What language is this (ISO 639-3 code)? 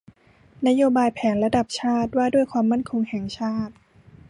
tha